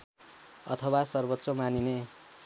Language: Nepali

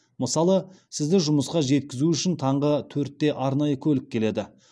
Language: Kazakh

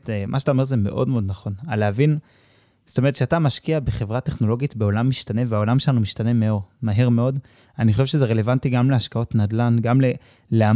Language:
Hebrew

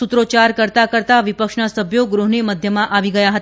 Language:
Gujarati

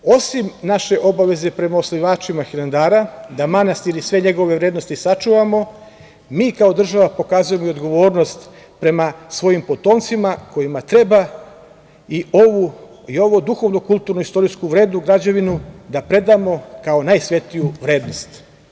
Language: Serbian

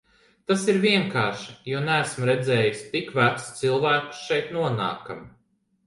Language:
Latvian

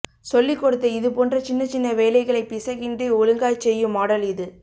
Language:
Tamil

